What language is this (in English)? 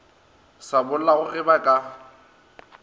Northern Sotho